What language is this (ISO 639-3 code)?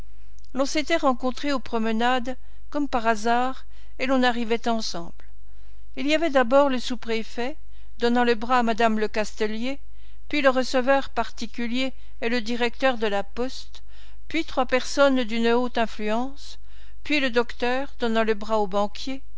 fra